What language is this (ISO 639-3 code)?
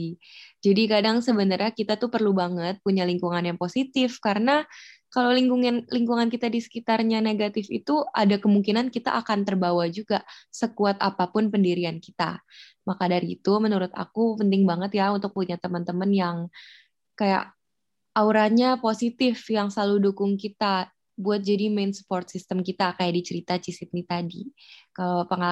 ind